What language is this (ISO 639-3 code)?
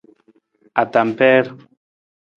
nmz